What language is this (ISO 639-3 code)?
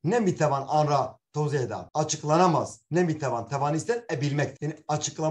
tur